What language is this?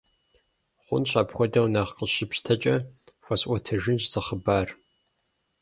Kabardian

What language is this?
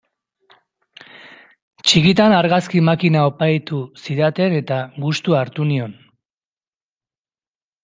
Basque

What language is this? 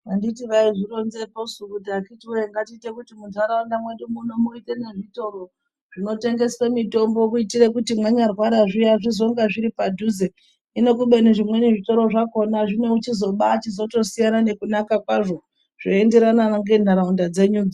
Ndau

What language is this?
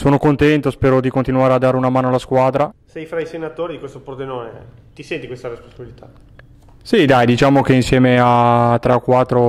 Italian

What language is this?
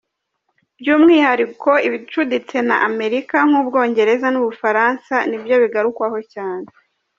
Kinyarwanda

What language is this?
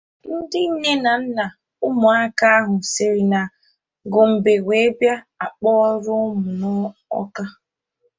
Igbo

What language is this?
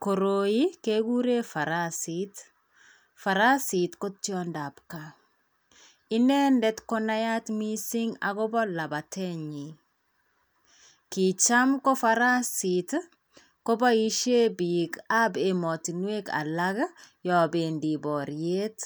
Kalenjin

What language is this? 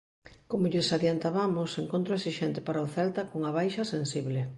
Galician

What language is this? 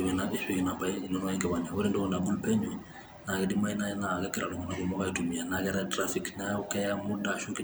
Masai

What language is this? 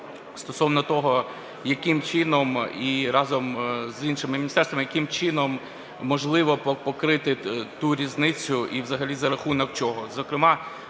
Ukrainian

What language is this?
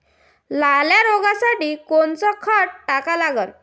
Marathi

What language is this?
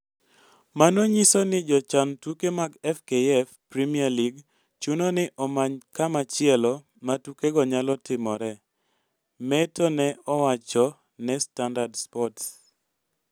Luo (Kenya and Tanzania)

